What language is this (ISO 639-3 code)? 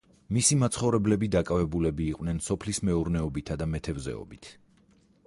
kat